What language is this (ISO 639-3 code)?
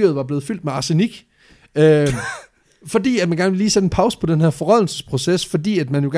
dan